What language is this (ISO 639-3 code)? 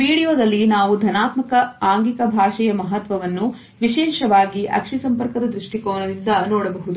kan